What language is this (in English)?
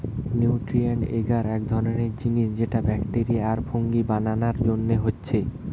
Bangla